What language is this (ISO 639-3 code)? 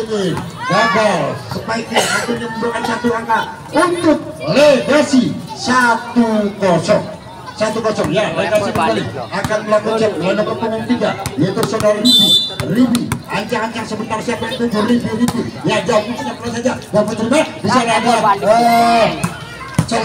ind